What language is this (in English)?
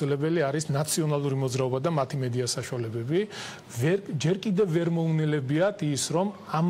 Hebrew